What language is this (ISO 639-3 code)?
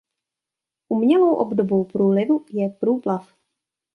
ces